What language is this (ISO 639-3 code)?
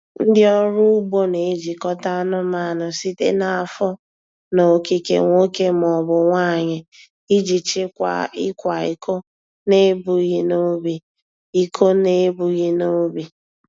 ibo